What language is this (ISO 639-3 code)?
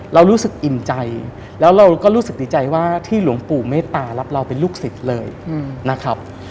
tha